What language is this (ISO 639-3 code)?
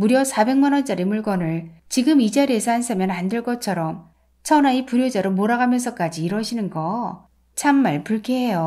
kor